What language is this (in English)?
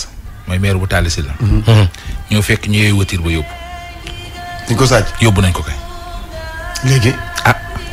French